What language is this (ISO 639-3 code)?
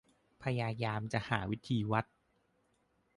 tha